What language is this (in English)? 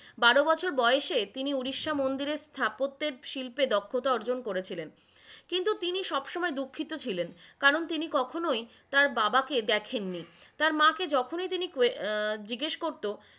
Bangla